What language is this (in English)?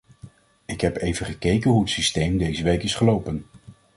Dutch